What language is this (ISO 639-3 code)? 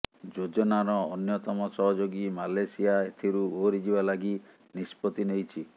ori